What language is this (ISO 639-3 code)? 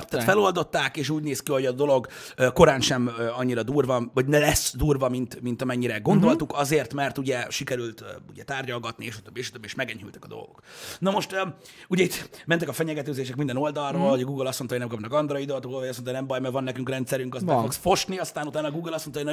hun